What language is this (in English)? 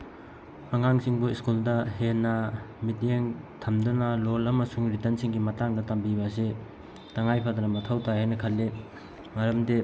Manipuri